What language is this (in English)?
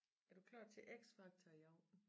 Danish